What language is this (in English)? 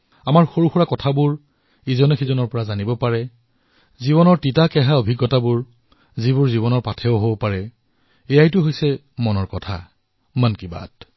Assamese